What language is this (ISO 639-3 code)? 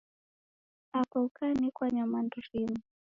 dav